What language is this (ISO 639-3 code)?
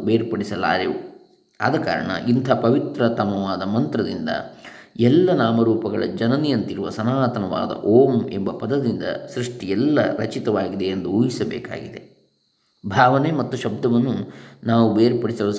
kan